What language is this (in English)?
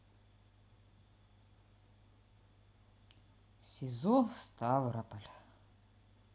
Russian